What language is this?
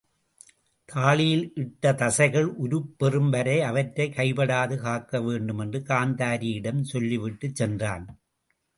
Tamil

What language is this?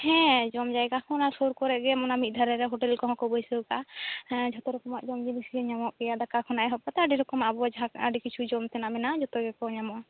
Santali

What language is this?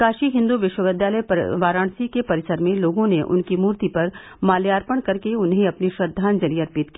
Hindi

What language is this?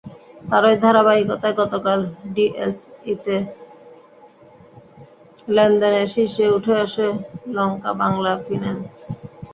Bangla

